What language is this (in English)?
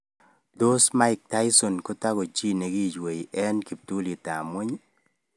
Kalenjin